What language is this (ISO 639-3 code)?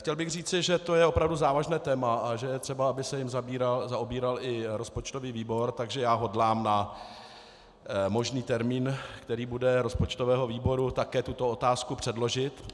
ces